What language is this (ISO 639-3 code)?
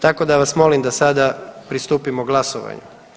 hrv